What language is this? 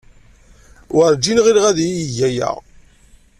Kabyle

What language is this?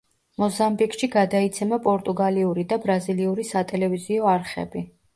Georgian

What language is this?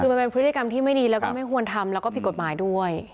Thai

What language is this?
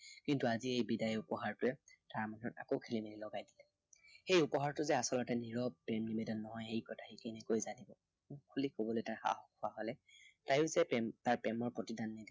Assamese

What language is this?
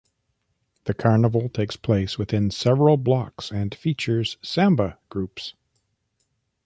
English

